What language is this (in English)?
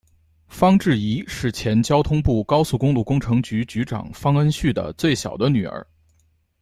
Chinese